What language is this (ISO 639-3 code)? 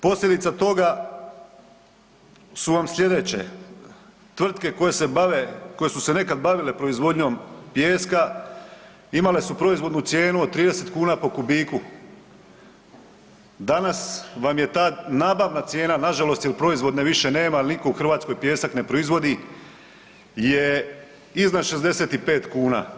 hrv